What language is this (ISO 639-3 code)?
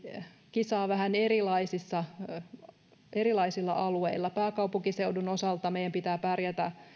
fin